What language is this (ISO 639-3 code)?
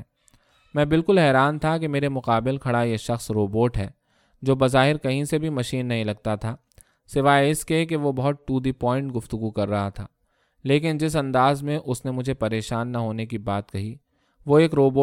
urd